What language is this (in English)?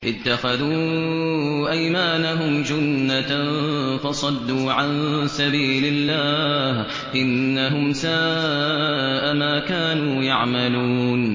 Arabic